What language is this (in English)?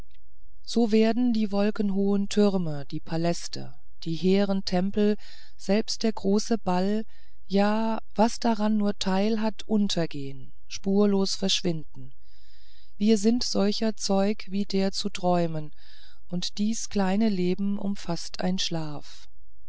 German